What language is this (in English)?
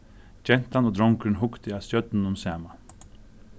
Faroese